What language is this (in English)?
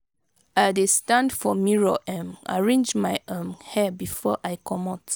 Nigerian Pidgin